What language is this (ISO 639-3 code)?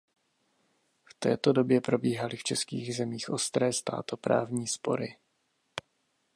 ces